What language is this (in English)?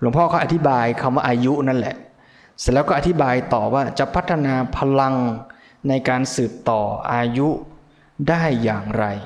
Thai